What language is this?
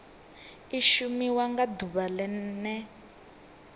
Venda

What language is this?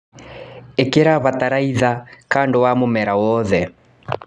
Kikuyu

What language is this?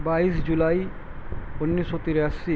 Urdu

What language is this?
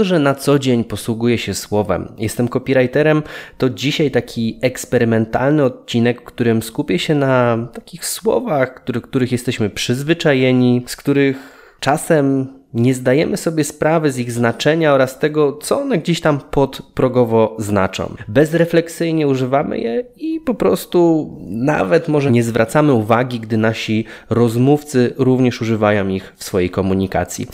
Polish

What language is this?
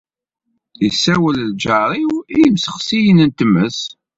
Kabyle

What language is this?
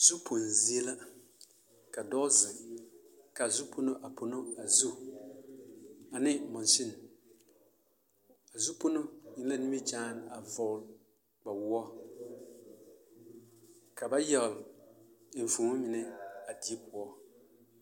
Southern Dagaare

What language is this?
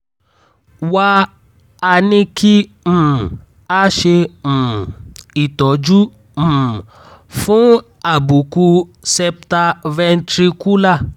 Yoruba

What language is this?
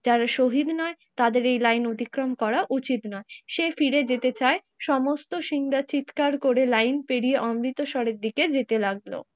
Bangla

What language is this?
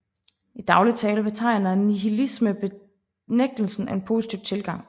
Danish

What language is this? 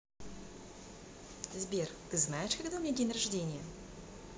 Russian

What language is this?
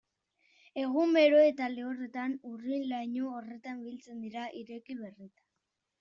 Basque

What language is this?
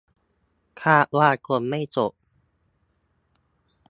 Thai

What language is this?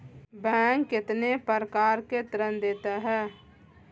Hindi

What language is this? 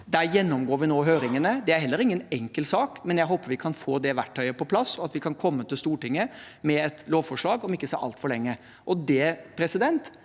Norwegian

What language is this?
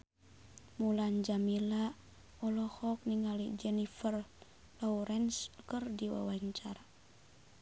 Sundanese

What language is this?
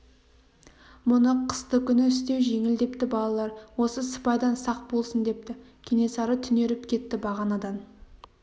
Kazakh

